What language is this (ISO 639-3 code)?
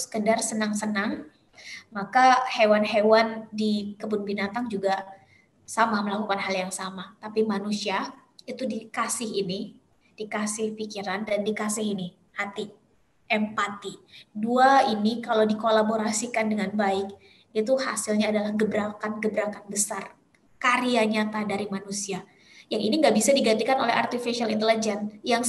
ind